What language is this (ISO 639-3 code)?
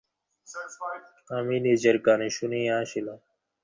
ben